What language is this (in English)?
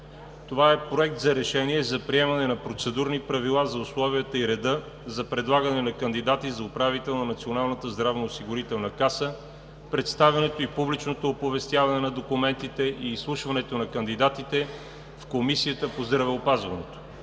Bulgarian